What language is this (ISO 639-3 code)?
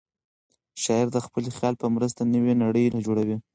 pus